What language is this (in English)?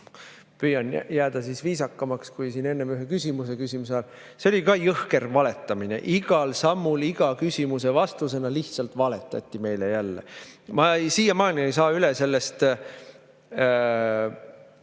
Estonian